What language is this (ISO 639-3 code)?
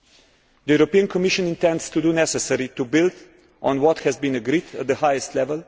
eng